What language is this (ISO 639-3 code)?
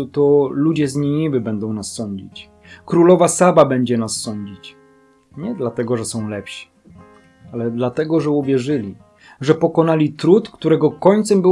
pol